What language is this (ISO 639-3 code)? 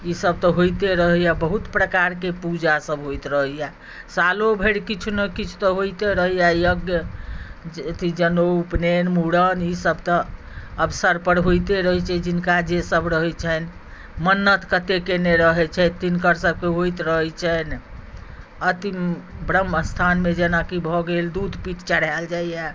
mai